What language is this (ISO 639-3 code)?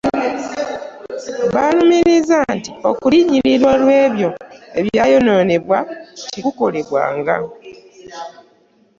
lug